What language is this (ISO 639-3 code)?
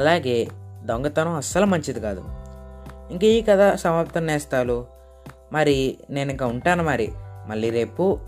tel